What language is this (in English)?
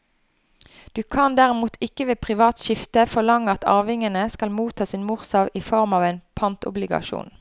Norwegian